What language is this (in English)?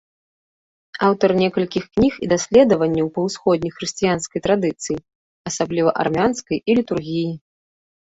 Belarusian